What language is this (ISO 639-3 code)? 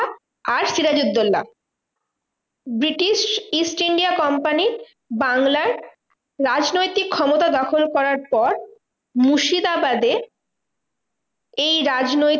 ben